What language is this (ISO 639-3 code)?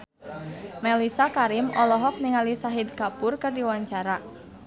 sun